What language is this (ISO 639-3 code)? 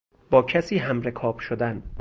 fas